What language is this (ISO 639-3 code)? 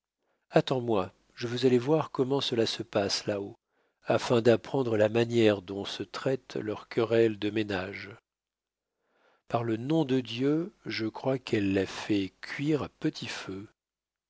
fra